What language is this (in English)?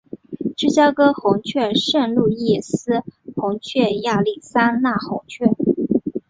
Chinese